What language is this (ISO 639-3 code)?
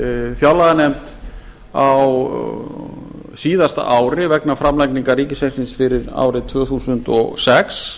isl